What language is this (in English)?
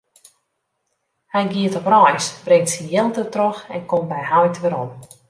Western Frisian